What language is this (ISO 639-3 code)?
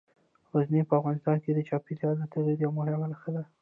pus